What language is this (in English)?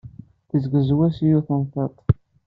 Kabyle